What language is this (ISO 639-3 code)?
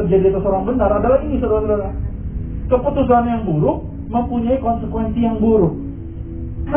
ind